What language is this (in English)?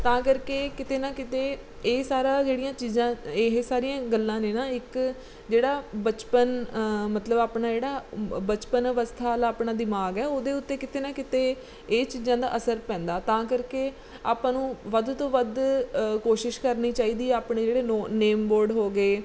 Punjabi